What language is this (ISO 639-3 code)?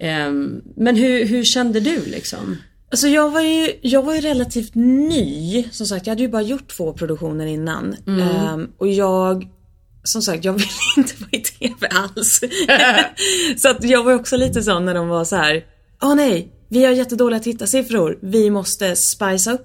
swe